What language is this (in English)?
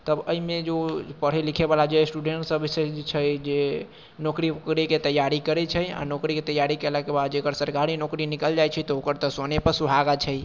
Maithili